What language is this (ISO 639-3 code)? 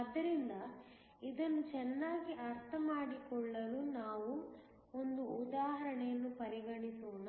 kan